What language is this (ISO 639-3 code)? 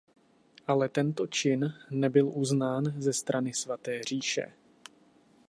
ces